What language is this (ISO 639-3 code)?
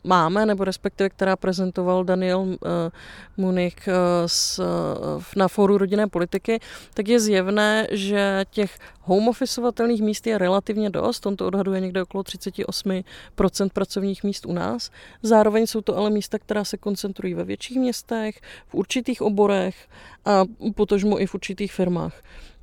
ces